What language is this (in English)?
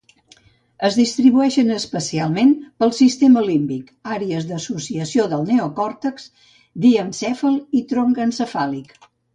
Catalan